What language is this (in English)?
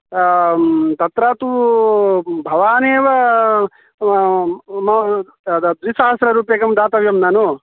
Sanskrit